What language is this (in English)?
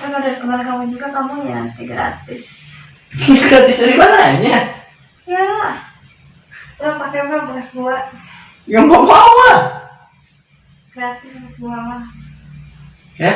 Indonesian